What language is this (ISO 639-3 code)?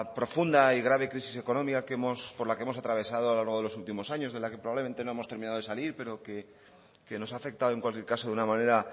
spa